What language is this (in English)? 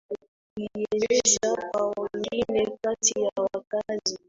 Swahili